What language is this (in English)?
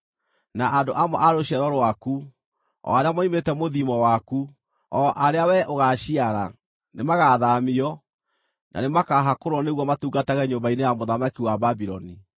Kikuyu